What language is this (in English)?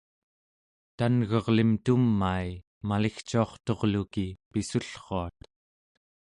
Central Yupik